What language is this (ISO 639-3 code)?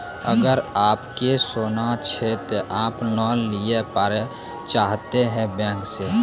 mai